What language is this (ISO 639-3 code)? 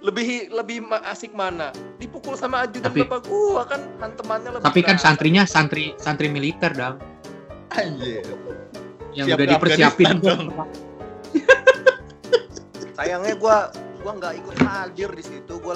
ind